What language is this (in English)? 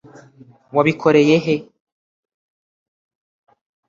Kinyarwanda